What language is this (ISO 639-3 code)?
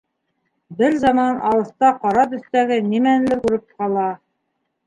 bak